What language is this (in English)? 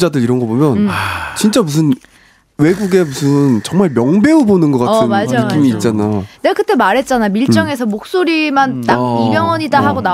Korean